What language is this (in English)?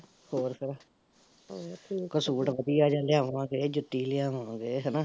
Punjabi